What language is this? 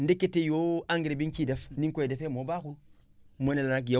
Wolof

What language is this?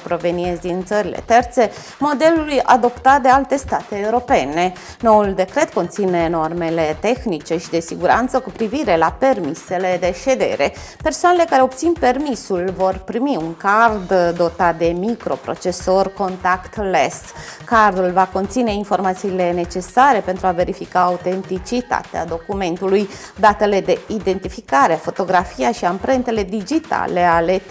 Romanian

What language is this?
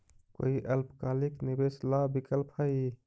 Magahi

